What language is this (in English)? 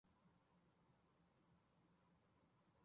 Chinese